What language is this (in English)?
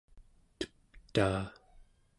Central Yupik